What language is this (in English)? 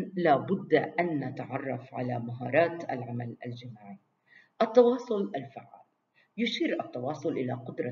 Arabic